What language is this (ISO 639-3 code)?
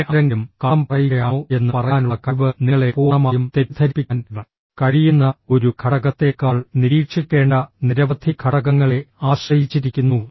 mal